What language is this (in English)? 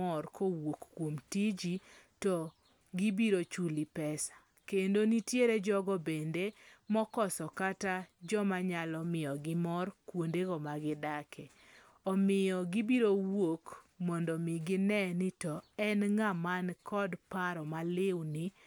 Luo (Kenya and Tanzania)